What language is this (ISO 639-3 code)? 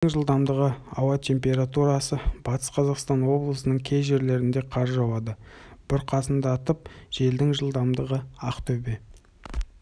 kaz